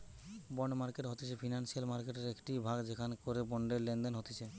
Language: Bangla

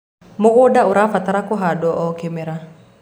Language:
Kikuyu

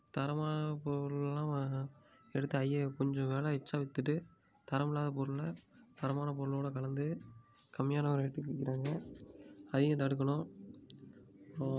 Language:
Tamil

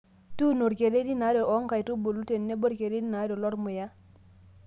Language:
Masai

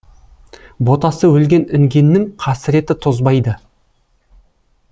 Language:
Kazakh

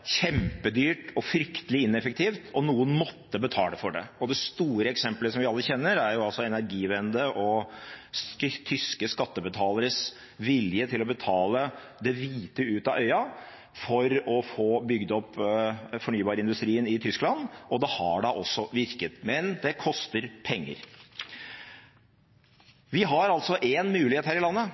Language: Norwegian Bokmål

